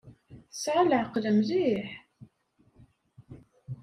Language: Kabyle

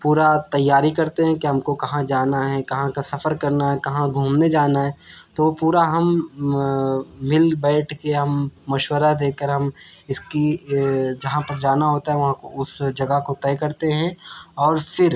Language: Urdu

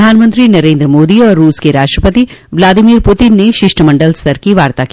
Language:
Hindi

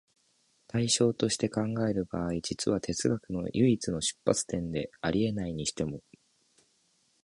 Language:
Japanese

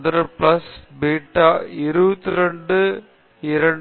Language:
Tamil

